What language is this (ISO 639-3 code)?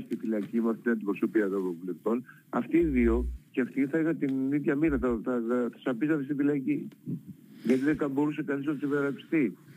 ell